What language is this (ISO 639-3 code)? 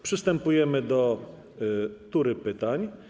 pol